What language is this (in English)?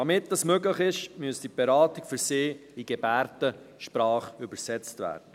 Swiss German